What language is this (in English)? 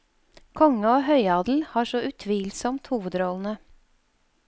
Norwegian